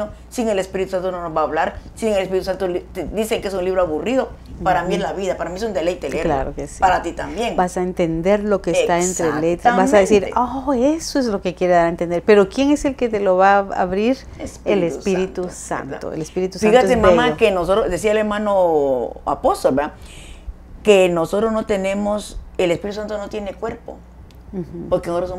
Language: Spanish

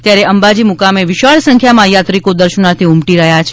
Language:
Gujarati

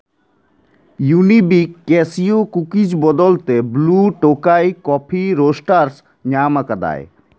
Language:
Santali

